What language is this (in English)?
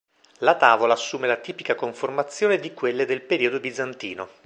Italian